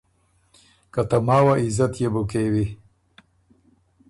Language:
Ormuri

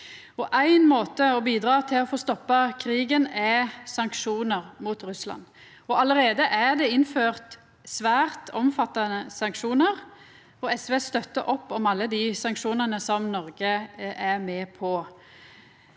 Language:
Norwegian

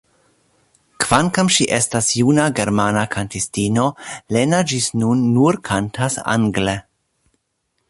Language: Esperanto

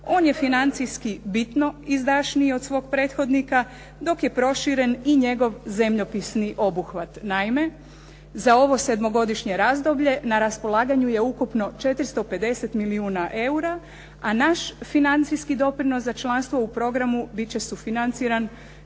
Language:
Croatian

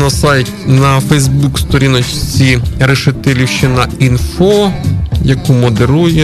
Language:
Ukrainian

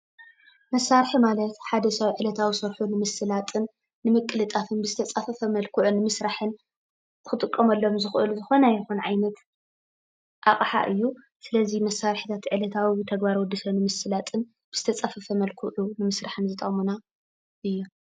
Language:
Tigrinya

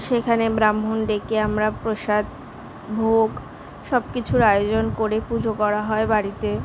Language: Bangla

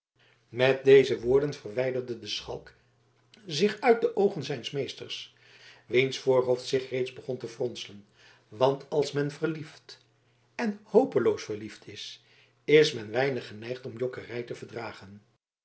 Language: Dutch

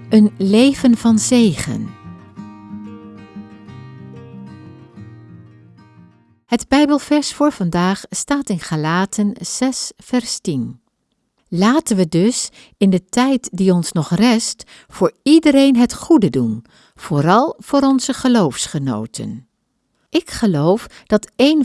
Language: Dutch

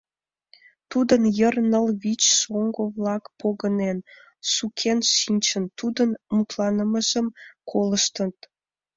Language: Mari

